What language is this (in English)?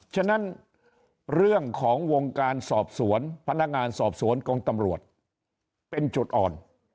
Thai